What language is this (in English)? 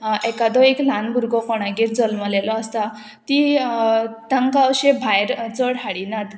Konkani